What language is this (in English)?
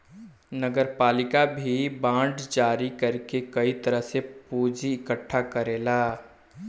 Bhojpuri